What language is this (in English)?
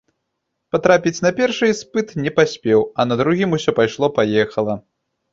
Belarusian